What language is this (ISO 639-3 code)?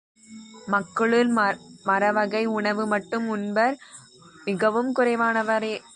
tam